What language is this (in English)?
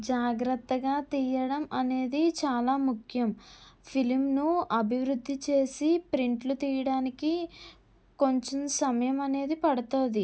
Telugu